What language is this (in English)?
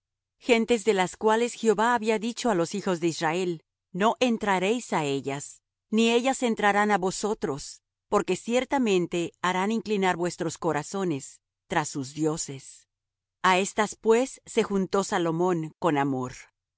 Spanish